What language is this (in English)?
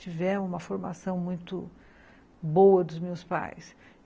Portuguese